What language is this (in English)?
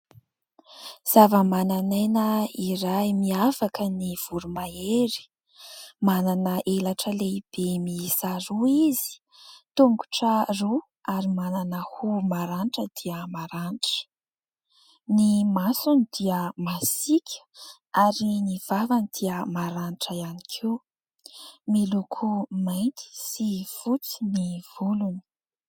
Malagasy